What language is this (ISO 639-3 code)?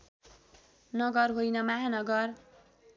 nep